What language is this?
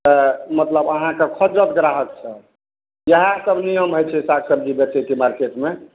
Maithili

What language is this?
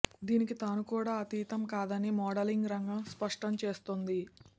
Telugu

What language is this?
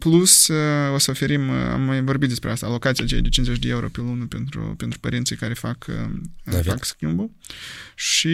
Romanian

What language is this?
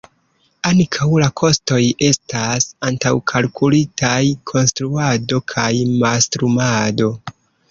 Esperanto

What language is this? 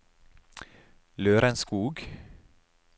Norwegian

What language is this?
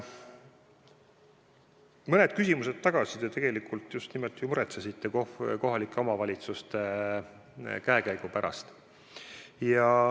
Estonian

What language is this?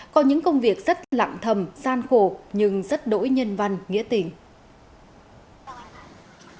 Vietnamese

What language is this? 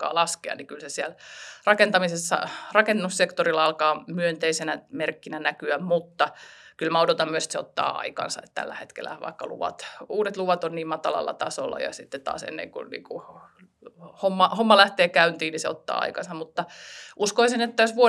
Finnish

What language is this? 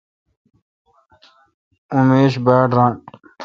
Kalkoti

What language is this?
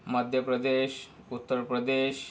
Marathi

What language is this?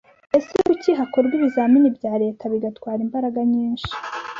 Kinyarwanda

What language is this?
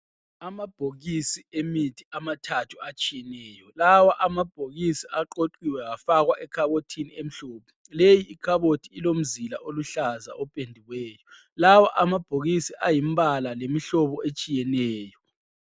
North Ndebele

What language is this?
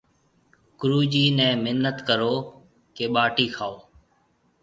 Marwari (Pakistan)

